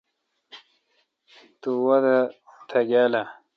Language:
Kalkoti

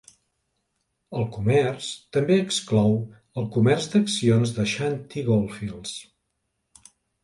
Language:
Catalan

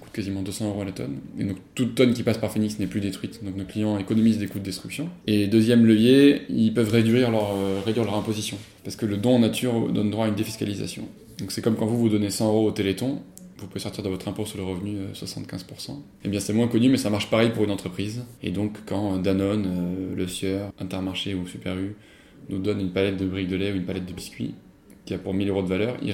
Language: French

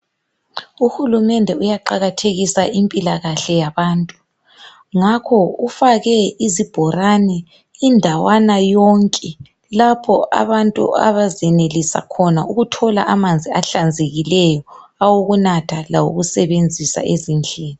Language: North Ndebele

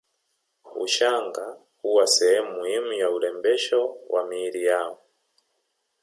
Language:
Swahili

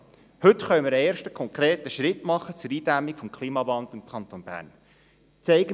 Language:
Swiss German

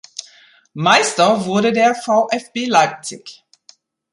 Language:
German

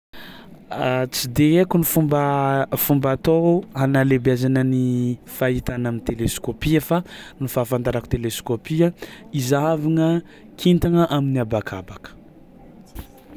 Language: Tsimihety Malagasy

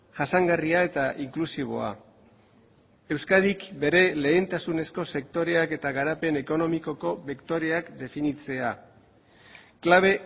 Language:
Basque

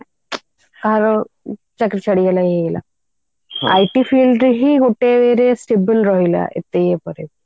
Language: Odia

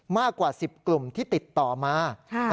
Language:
Thai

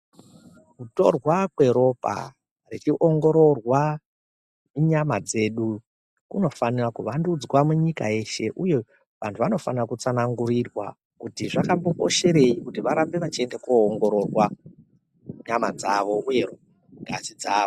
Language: Ndau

